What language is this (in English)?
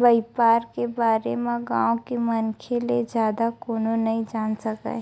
Chhattisgarhi